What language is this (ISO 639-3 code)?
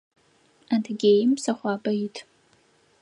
ady